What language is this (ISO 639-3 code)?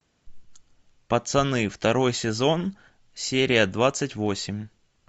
rus